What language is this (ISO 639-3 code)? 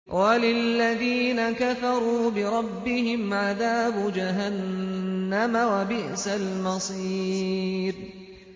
ara